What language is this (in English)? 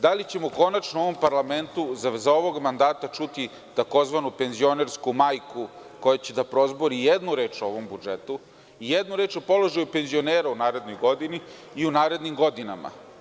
Serbian